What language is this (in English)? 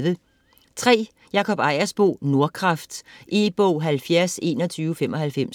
Danish